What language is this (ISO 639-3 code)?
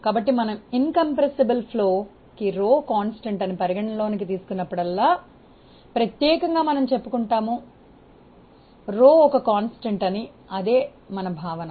tel